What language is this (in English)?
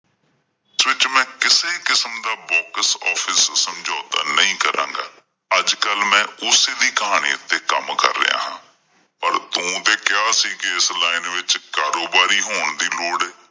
Punjabi